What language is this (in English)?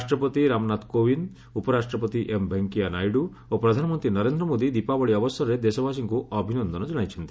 Odia